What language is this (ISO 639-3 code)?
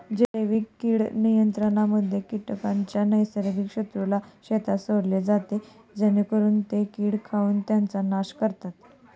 mar